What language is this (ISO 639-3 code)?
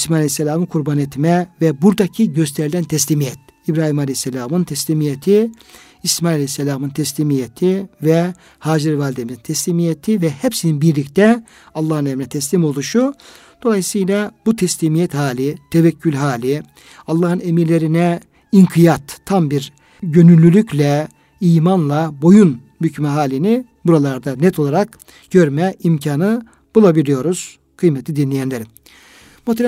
tur